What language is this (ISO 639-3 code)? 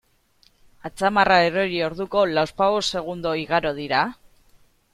eus